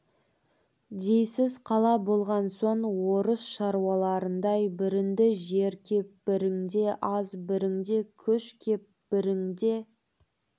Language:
Kazakh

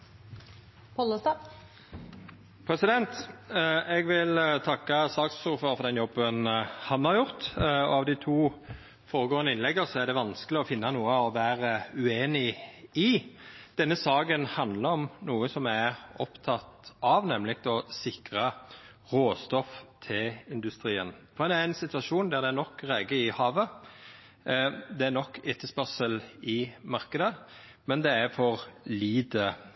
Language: Norwegian Nynorsk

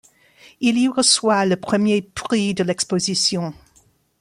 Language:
French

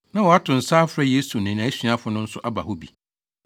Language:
Akan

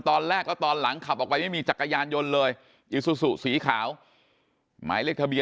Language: Thai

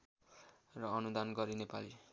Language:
Nepali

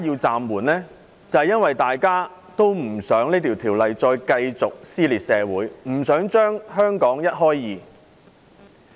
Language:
Cantonese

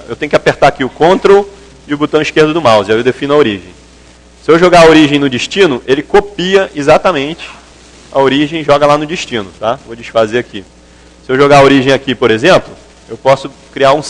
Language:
Portuguese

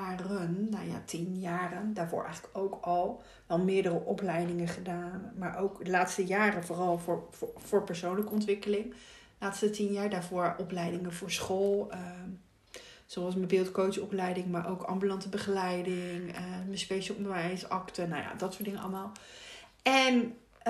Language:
Dutch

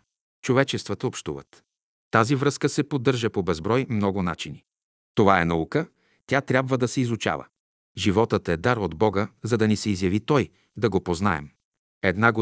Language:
Bulgarian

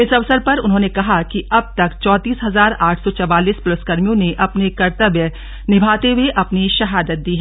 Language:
Hindi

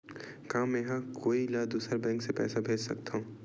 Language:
Chhattisgarhi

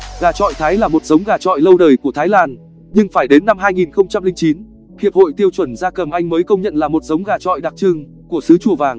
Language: Vietnamese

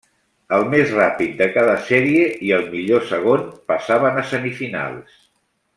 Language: Catalan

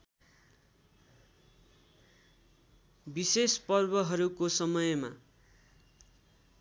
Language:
Nepali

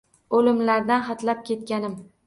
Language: Uzbek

